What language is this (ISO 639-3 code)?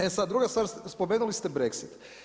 hrv